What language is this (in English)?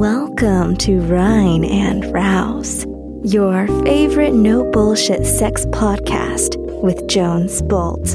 German